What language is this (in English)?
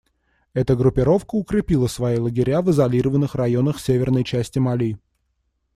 Russian